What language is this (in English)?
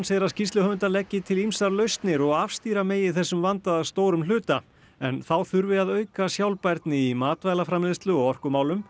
Icelandic